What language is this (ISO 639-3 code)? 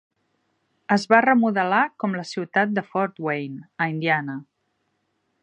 cat